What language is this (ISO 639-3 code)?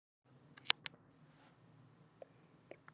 isl